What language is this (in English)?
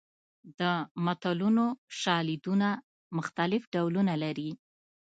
Pashto